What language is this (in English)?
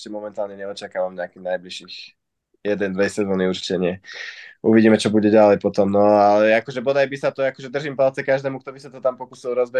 Slovak